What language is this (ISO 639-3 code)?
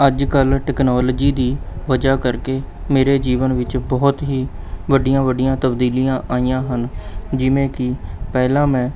pan